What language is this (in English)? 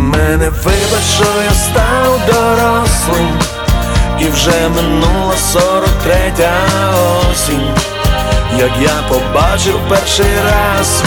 Ukrainian